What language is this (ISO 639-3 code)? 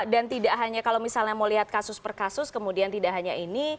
ind